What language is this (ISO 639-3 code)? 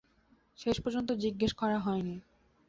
ben